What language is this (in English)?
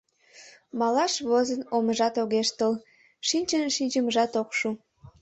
Mari